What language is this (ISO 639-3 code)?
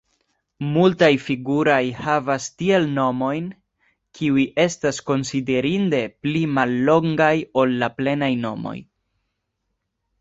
epo